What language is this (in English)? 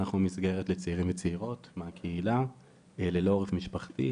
Hebrew